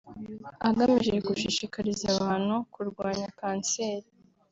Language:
Kinyarwanda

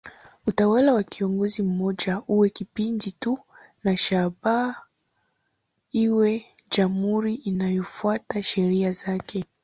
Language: Swahili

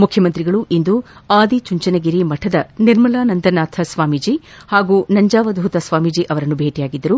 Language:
Kannada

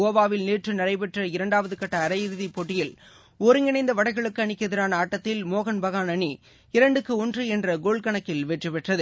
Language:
Tamil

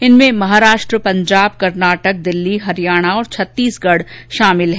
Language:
Hindi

